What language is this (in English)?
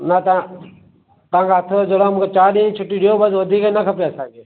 Sindhi